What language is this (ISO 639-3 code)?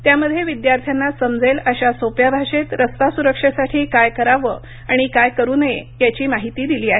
mar